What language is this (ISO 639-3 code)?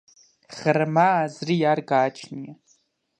kat